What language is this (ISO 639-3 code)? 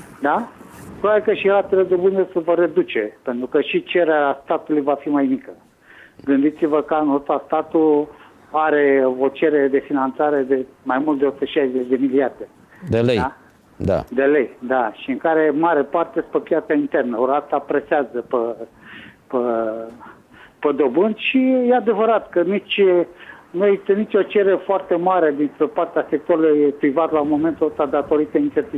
ron